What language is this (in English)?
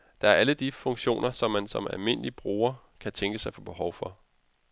Danish